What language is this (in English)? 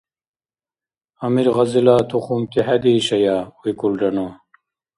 Dargwa